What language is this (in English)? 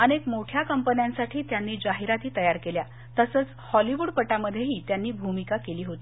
Marathi